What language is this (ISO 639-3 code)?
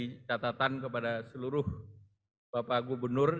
ind